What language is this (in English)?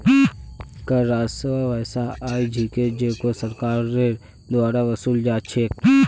Magahi